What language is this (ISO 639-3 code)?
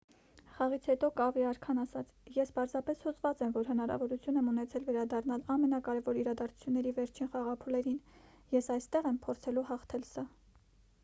hye